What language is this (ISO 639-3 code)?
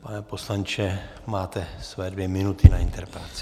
ces